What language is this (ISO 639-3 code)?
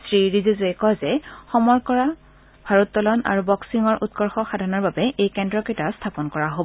asm